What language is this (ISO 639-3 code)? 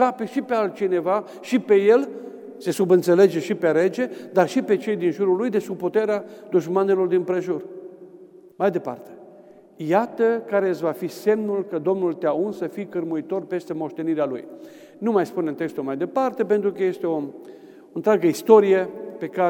ron